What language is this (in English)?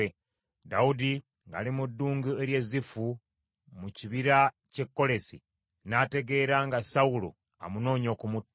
Ganda